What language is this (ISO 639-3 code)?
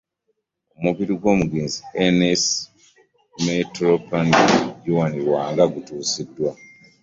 lug